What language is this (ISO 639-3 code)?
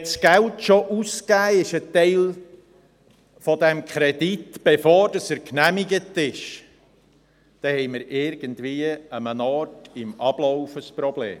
gsw